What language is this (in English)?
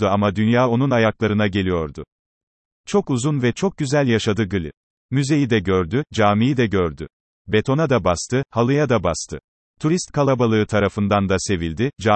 Turkish